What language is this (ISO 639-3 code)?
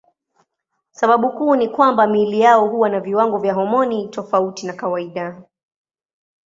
swa